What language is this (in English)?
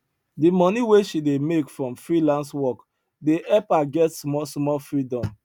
Nigerian Pidgin